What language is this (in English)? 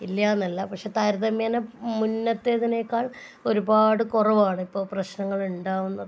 Malayalam